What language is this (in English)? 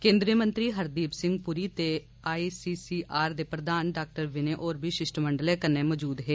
Dogri